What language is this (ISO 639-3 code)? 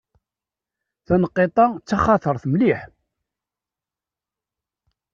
kab